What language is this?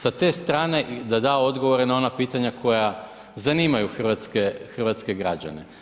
Croatian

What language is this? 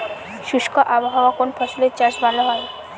Bangla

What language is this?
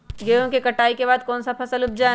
Magahi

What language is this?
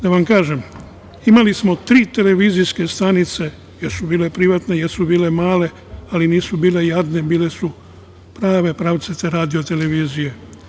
Serbian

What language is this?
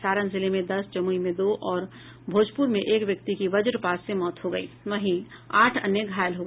Hindi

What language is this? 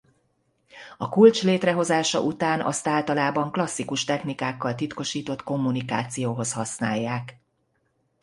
Hungarian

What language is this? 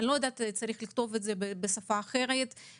Hebrew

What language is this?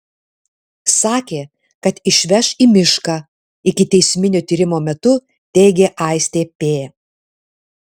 Lithuanian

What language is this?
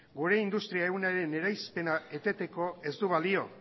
Basque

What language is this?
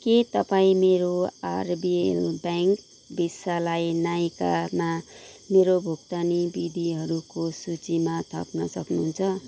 Nepali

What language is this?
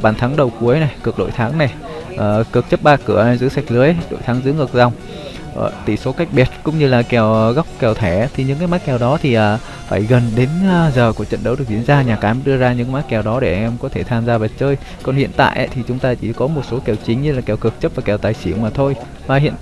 Vietnamese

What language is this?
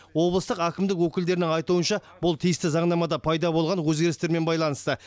Kazakh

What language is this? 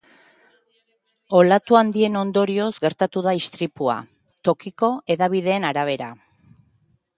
Basque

